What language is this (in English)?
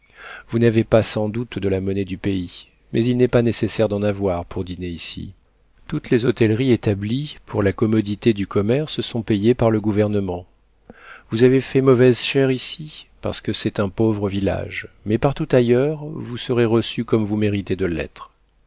French